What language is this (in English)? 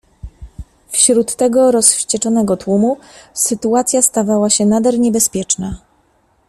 Polish